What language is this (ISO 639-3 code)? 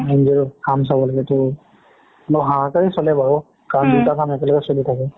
asm